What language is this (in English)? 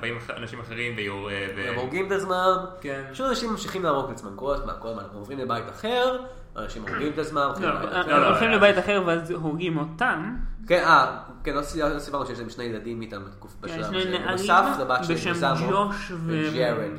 Hebrew